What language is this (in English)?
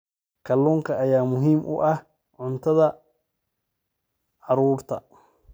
Somali